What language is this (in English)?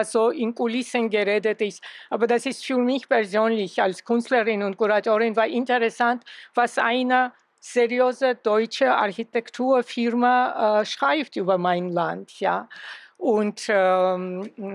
German